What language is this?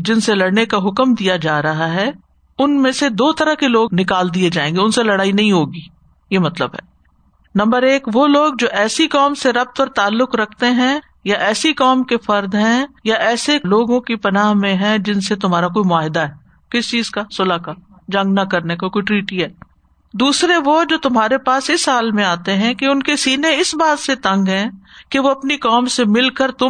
Urdu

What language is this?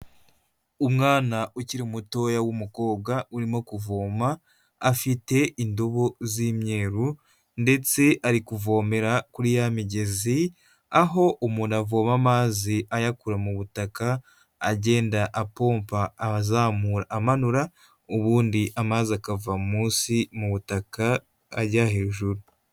Kinyarwanda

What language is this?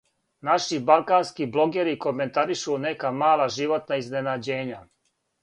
Serbian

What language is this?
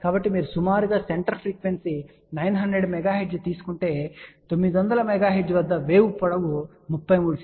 Telugu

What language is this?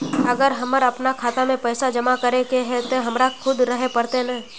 Magahi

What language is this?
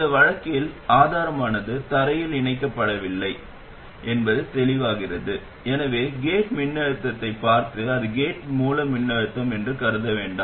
Tamil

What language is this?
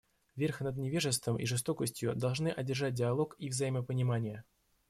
Russian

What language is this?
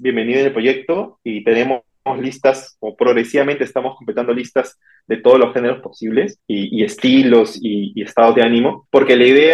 Spanish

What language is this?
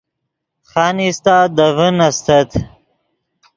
Yidgha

